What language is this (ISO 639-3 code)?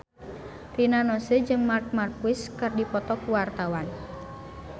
sun